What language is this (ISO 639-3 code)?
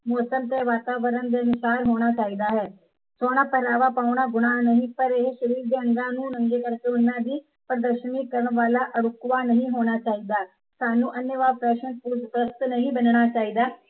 pan